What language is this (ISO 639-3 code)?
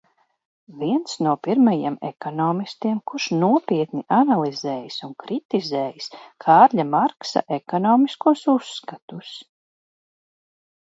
lav